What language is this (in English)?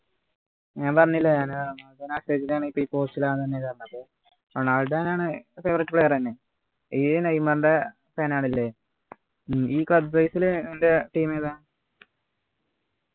Malayalam